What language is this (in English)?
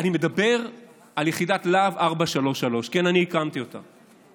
Hebrew